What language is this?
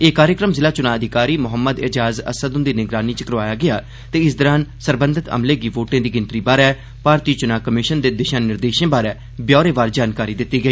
Dogri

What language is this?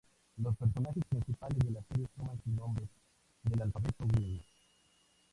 Spanish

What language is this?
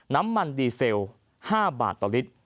Thai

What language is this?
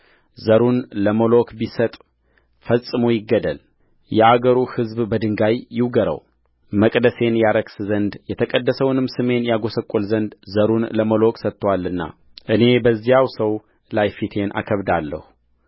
Amharic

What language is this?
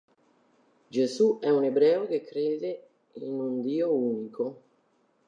Italian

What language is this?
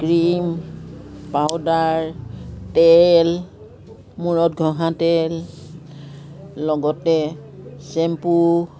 Assamese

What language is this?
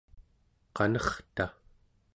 Central Yupik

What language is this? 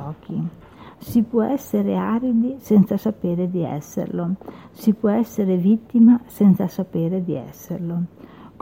Italian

